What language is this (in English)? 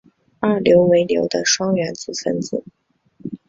Chinese